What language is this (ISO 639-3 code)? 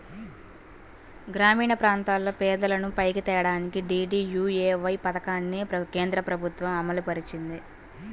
tel